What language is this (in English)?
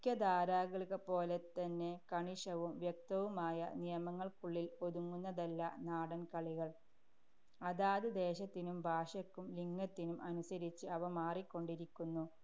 Malayalam